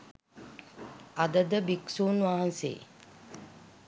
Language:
Sinhala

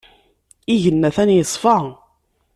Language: Kabyle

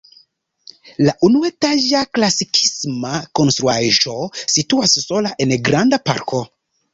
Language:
Esperanto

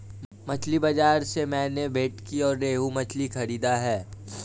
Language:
Hindi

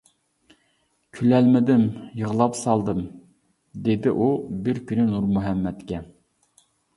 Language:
Uyghur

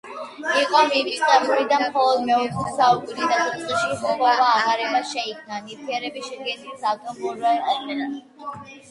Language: Georgian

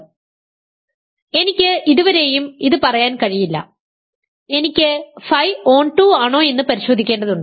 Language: Malayalam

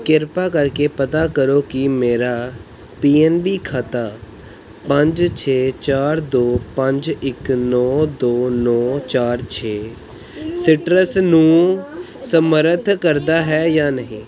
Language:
Punjabi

